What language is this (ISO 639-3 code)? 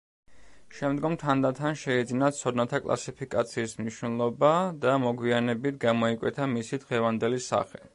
kat